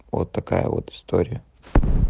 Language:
Russian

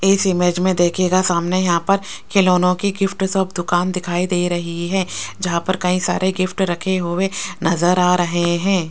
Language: Hindi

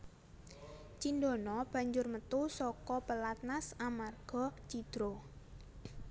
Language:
Javanese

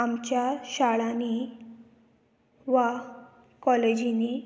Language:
Konkani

